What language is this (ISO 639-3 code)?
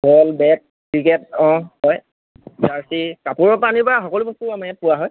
asm